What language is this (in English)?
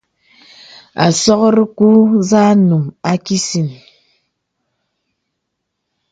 Bebele